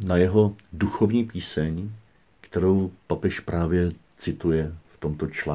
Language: Czech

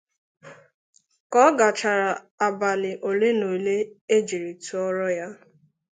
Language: Igbo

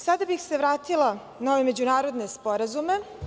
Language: Serbian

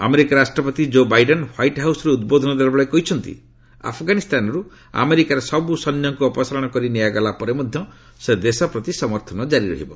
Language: Odia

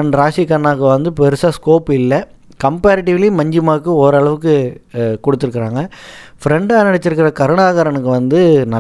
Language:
Tamil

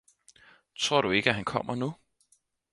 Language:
Danish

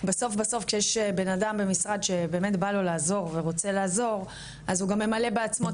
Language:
Hebrew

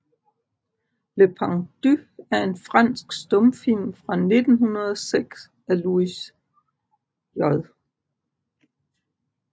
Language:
Danish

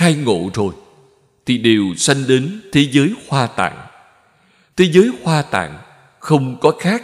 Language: Vietnamese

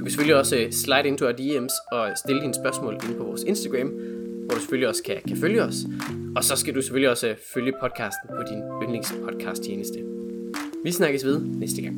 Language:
Danish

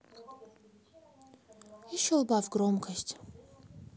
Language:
Russian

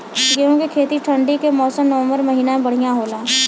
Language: Bhojpuri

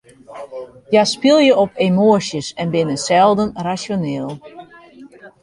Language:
Western Frisian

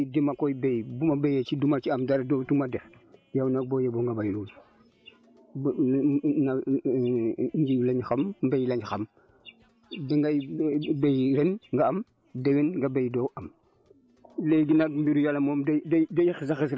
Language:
Wolof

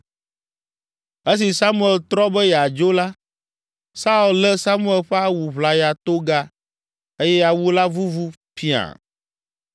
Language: Ewe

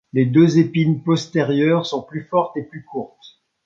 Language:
French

